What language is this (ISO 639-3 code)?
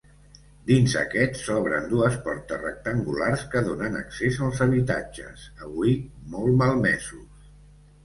cat